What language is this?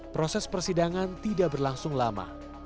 Indonesian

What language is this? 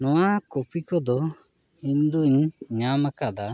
Santali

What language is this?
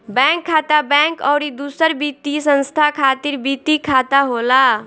Bhojpuri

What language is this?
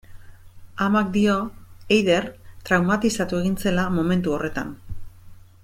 Basque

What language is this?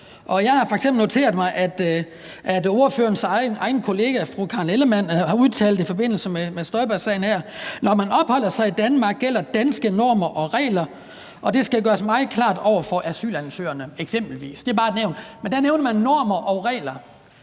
Danish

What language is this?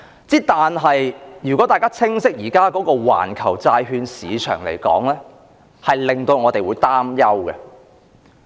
Cantonese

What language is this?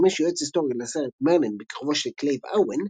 Hebrew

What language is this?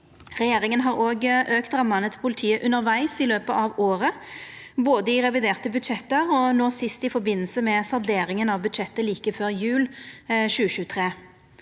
Norwegian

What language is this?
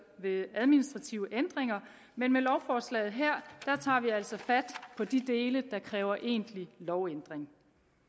Danish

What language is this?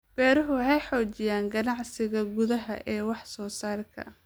Somali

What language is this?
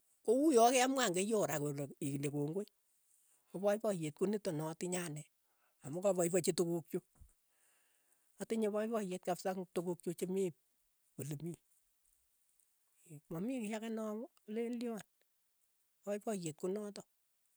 Keiyo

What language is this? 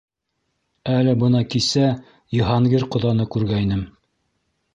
Bashkir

